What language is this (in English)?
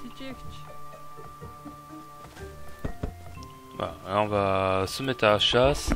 French